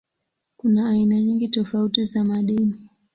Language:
Swahili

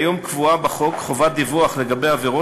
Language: Hebrew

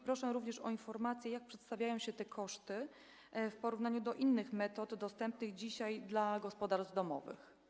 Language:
Polish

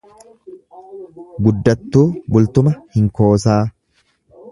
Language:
Oromo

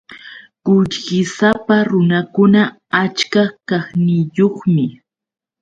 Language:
Yauyos Quechua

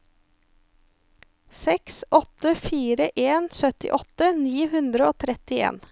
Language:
Norwegian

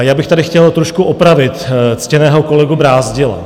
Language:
Czech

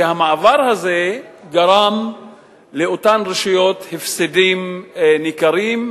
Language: Hebrew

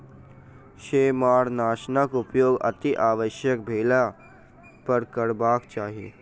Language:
Maithili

